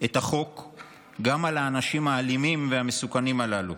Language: Hebrew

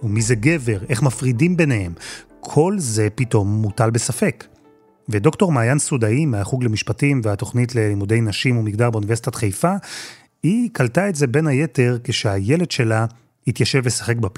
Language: Hebrew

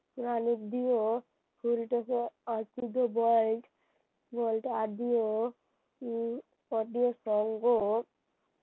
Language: Bangla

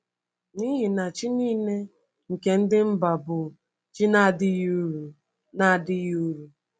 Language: Igbo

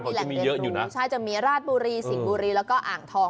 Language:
Thai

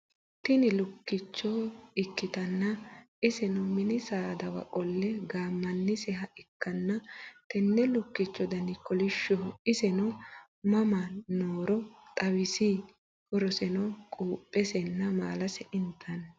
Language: Sidamo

